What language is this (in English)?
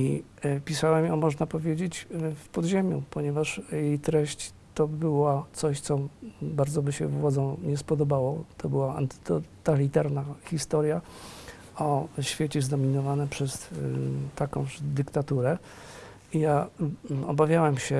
Polish